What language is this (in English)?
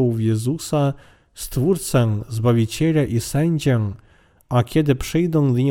Polish